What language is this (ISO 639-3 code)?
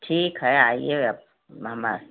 hin